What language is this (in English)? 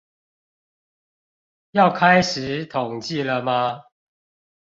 Chinese